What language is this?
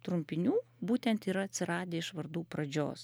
Lithuanian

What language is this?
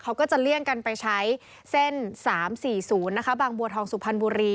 Thai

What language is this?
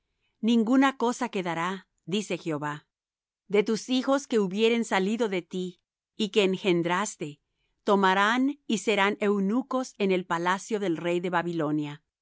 Spanish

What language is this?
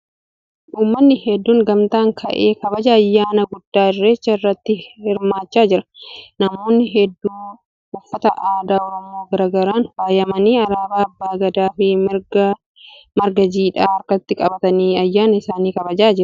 Oromo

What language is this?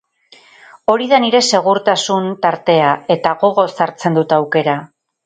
Basque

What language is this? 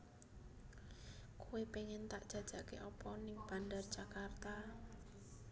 Javanese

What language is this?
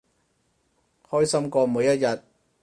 Cantonese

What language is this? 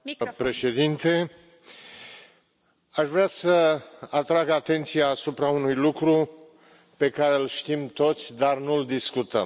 Romanian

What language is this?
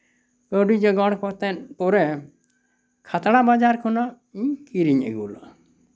Santali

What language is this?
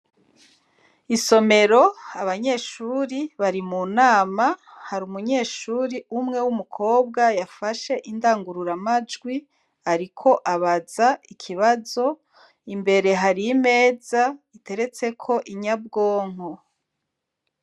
Rundi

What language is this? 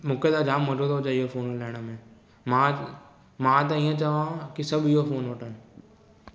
Sindhi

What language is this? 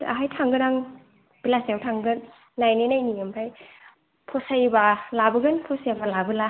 Bodo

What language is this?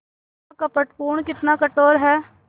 Hindi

